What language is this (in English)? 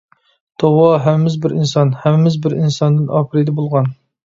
Uyghur